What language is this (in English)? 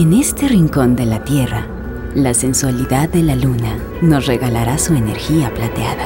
Spanish